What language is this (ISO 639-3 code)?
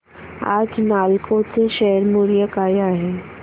mar